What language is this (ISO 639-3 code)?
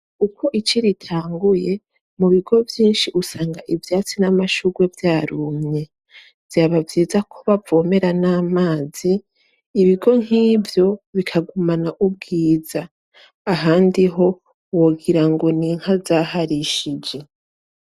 run